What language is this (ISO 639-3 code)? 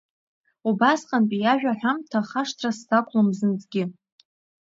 abk